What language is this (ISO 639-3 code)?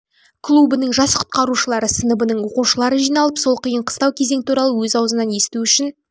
kaz